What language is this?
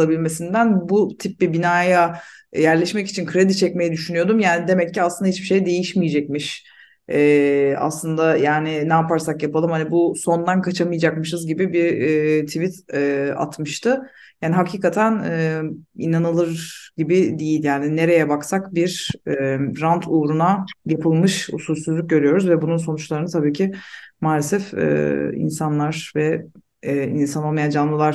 Turkish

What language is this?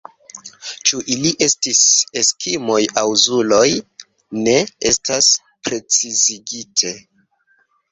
Esperanto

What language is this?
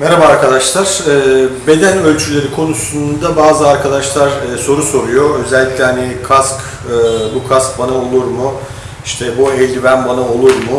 Turkish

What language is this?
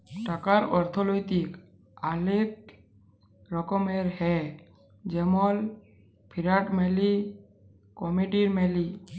Bangla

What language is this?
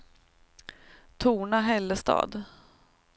Swedish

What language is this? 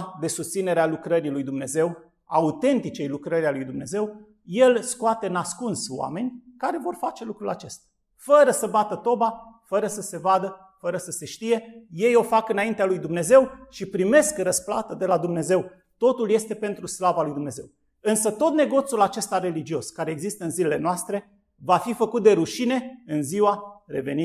Romanian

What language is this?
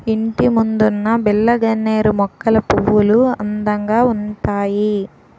Telugu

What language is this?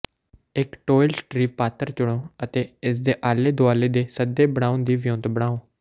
Punjabi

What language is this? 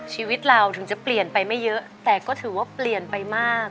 Thai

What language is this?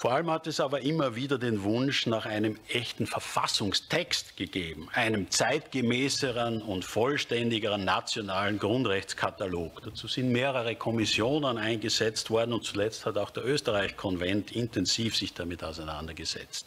German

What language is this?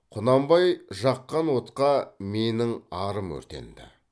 Kazakh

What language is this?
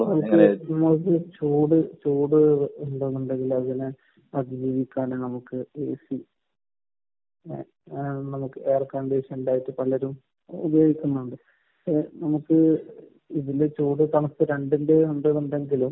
Malayalam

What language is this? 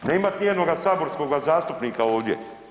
Croatian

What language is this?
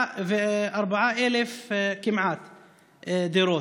Hebrew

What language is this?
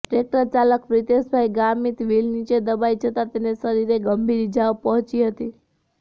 Gujarati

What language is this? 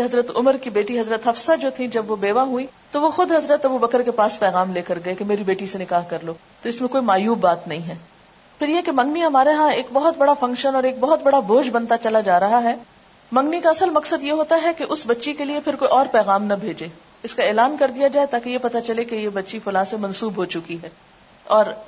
Urdu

